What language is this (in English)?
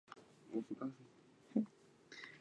Chinese